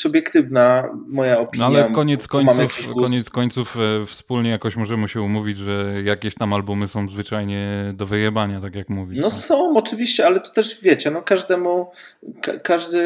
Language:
Polish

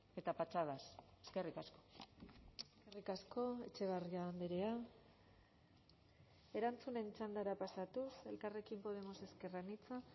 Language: Basque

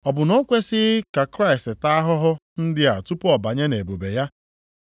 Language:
Igbo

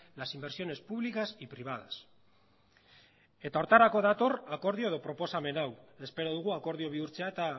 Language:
Basque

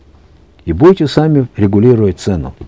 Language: Kazakh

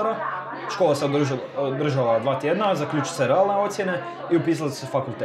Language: Croatian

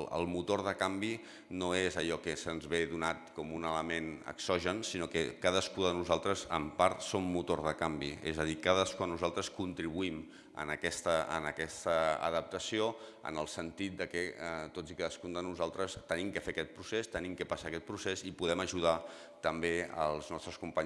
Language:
Catalan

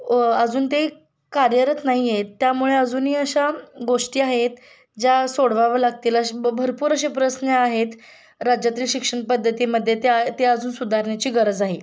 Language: Marathi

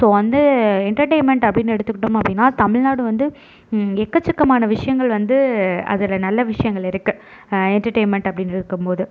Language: Tamil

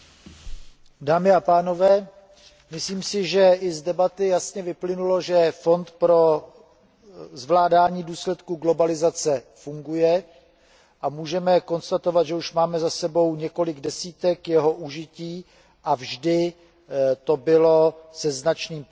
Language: Czech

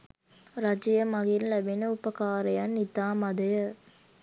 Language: Sinhala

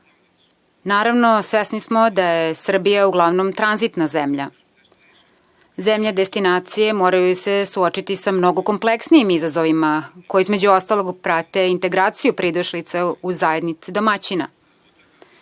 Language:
Serbian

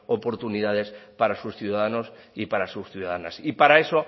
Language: Spanish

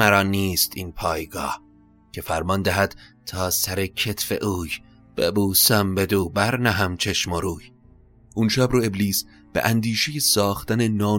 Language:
Persian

